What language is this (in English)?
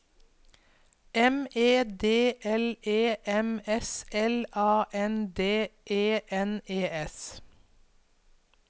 Norwegian